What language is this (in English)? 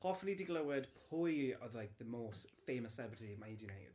Welsh